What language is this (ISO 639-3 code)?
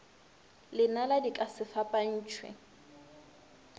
nso